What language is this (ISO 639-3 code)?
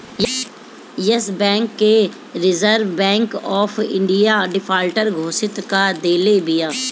bho